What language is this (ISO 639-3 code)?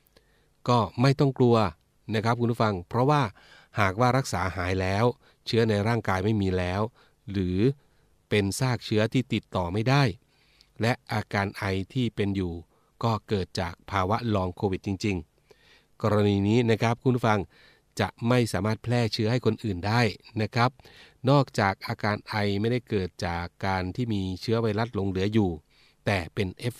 tha